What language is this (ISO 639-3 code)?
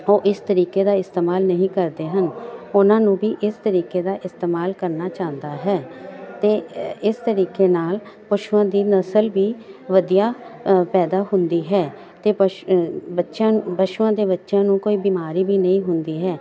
pan